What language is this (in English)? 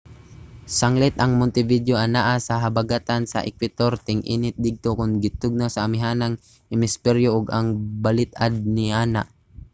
Cebuano